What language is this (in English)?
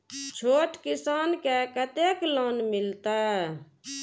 Maithili